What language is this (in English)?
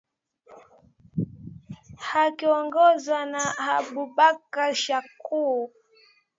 Swahili